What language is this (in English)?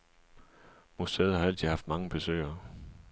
Danish